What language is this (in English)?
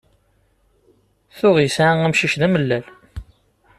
Kabyle